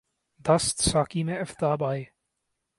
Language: Urdu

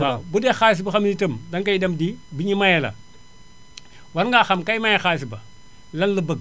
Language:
Wolof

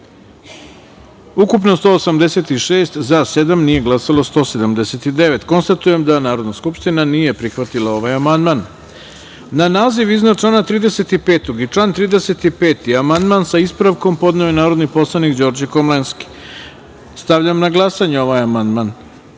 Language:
Serbian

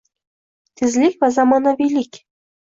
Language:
Uzbek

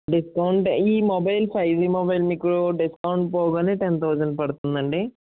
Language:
Telugu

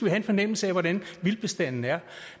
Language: Danish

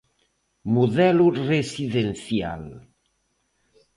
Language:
Galician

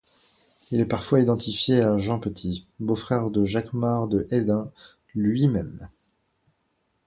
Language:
French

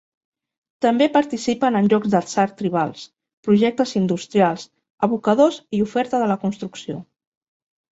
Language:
Catalan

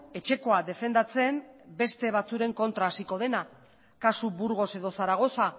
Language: Basque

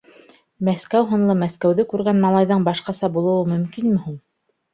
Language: Bashkir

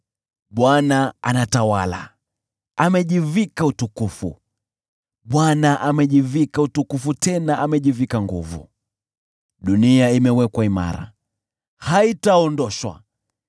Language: Swahili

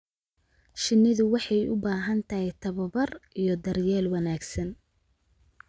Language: Somali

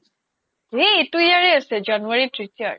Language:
Assamese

